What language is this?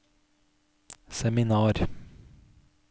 Norwegian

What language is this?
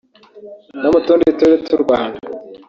Kinyarwanda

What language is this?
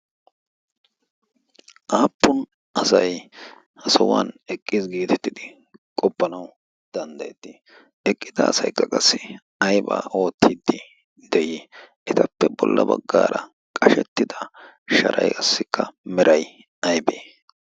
Wolaytta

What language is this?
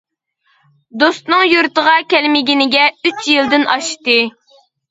Uyghur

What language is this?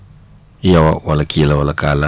Wolof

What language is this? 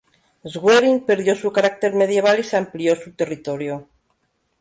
Spanish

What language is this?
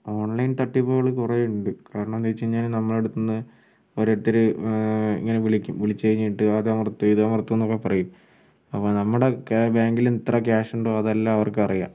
Malayalam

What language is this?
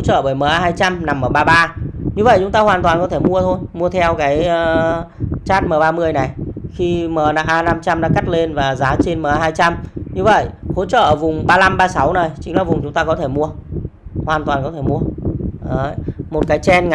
Vietnamese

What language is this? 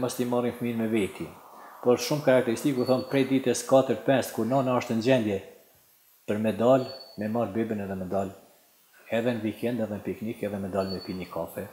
Romanian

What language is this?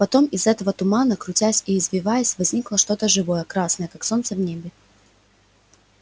Russian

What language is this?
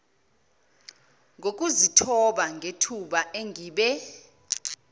Zulu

